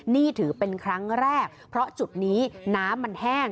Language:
Thai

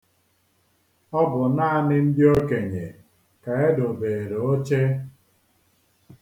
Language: Igbo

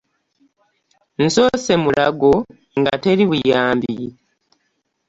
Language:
Ganda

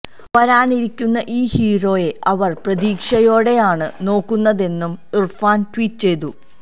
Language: Malayalam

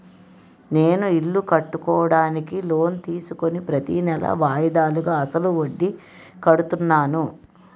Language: Telugu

